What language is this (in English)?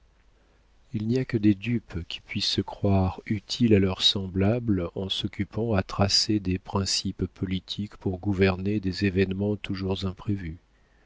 French